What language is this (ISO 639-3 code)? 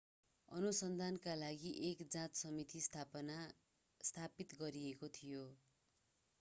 nep